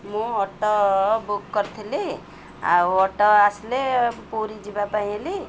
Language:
Odia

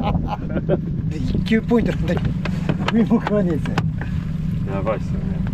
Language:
Japanese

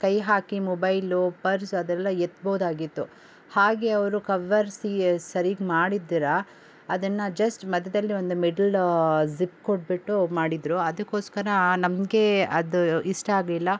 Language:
Kannada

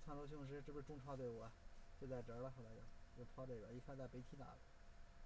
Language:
Chinese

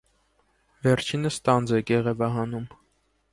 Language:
Armenian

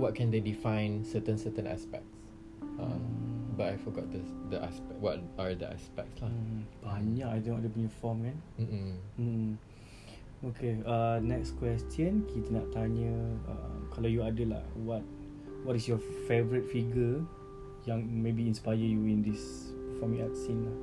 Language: Malay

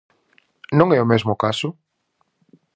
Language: Galician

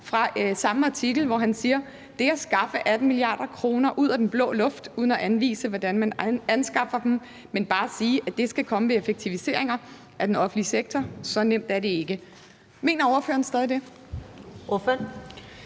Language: Danish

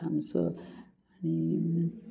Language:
Konkani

